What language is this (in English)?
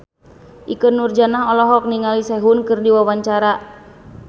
Sundanese